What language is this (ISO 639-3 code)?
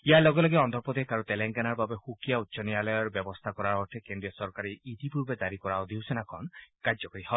asm